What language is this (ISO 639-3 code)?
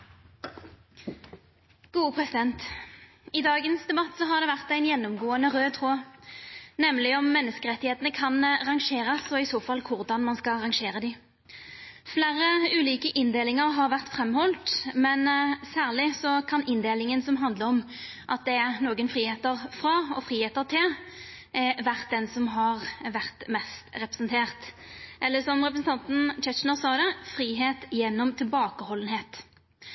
nno